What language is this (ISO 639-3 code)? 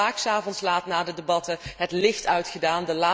nld